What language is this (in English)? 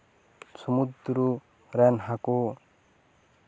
Santali